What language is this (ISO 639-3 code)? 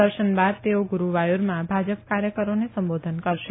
guj